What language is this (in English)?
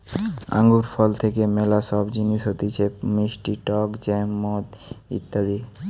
Bangla